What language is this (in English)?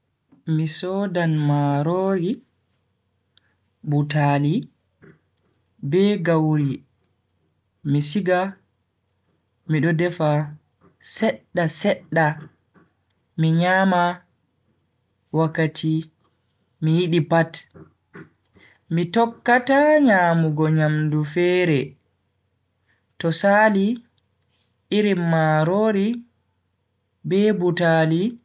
Bagirmi Fulfulde